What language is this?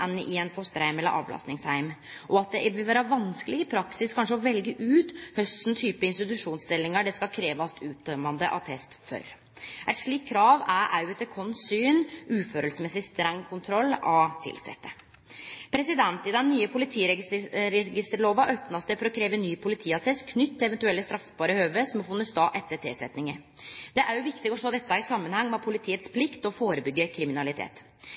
Norwegian Nynorsk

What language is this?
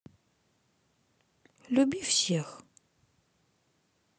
Russian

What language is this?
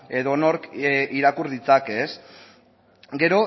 Basque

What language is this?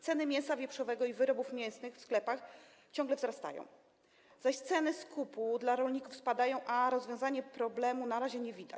Polish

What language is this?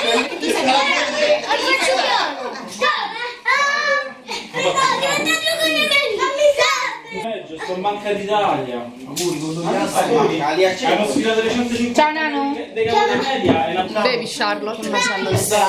Italian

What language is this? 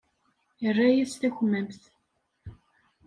Kabyle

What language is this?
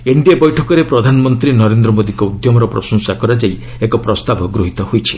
Odia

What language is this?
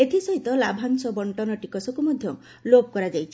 Odia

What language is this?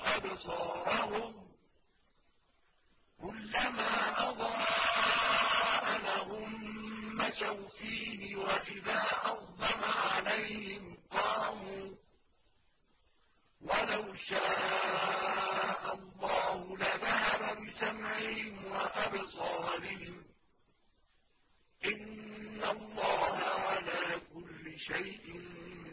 Arabic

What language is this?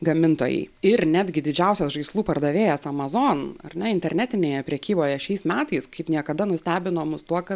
Lithuanian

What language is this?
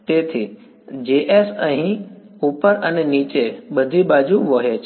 Gujarati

